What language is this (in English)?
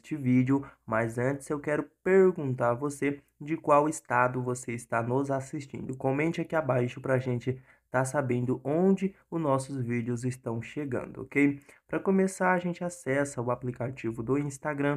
Portuguese